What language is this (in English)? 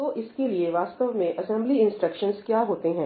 Hindi